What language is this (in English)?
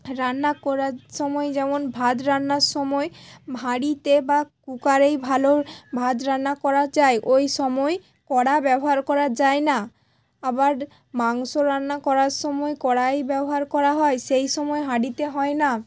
Bangla